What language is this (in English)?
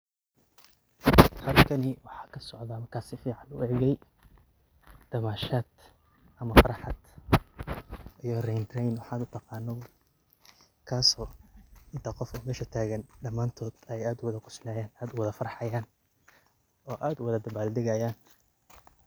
Somali